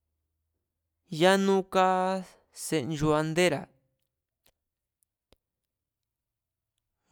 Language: Mazatlán Mazatec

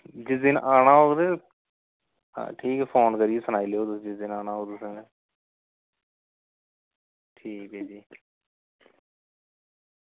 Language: Dogri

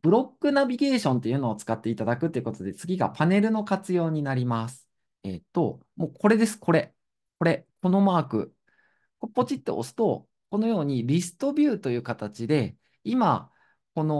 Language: Japanese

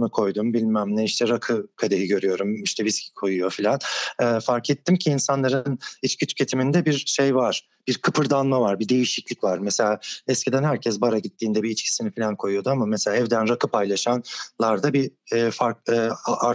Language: Turkish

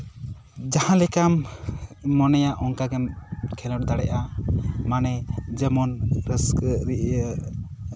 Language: Santali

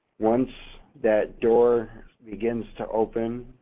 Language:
English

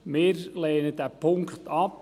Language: Swiss German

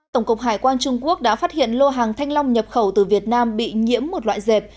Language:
Vietnamese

